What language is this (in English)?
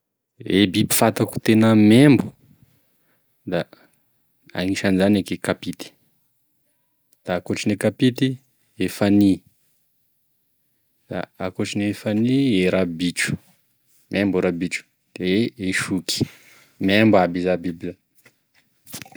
Tesaka Malagasy